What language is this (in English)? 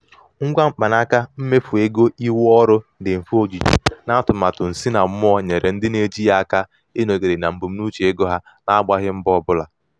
Igbo